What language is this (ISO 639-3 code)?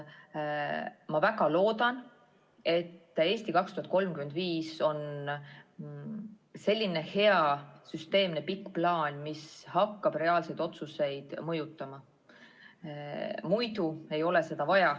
est